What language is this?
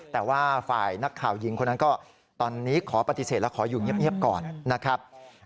Thai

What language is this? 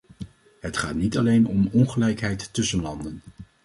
Dutch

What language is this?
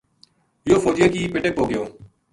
Gujari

